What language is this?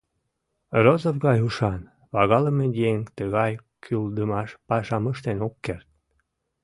Mari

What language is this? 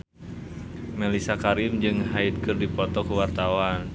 Sundanese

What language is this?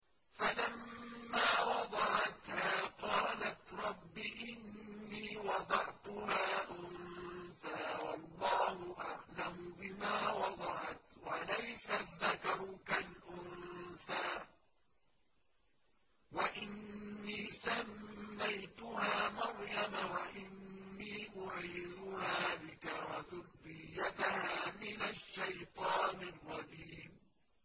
Arabic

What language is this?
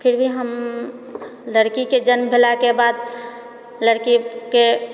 Maithili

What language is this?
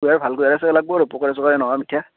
Assamese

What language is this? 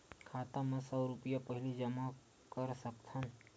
Chhattisgarhi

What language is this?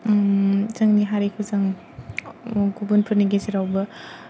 Bodo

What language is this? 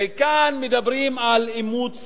Hebrew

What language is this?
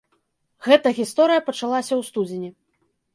Belarusian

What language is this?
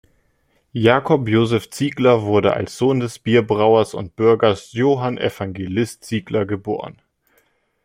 German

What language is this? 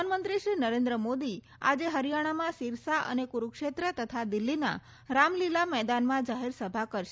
Gujarati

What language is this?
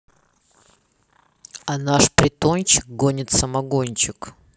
Russian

